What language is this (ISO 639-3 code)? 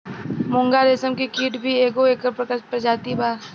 bho